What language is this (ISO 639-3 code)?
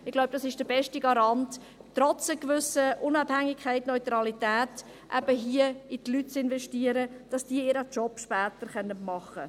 gsw